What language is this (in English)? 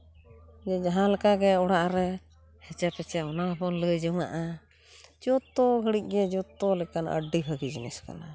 Santali